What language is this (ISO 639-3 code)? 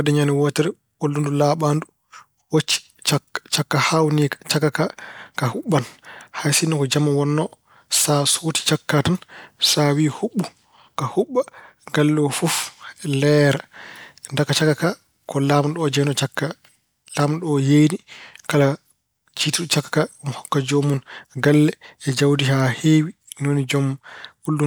ful